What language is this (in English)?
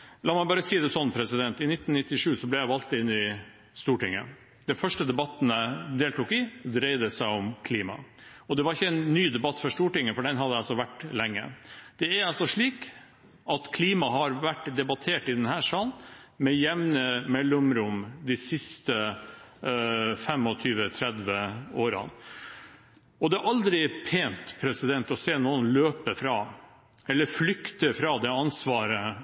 Norwegian Bokmål